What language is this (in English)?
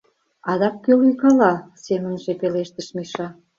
Mari